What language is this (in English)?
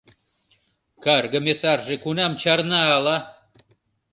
Mari